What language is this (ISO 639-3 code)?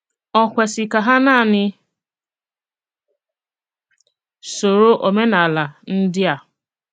ibo